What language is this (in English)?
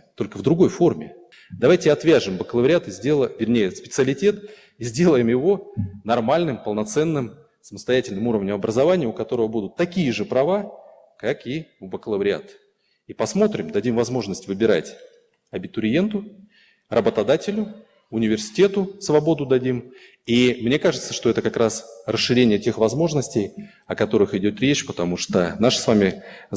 Russian